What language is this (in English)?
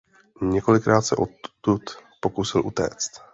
Czech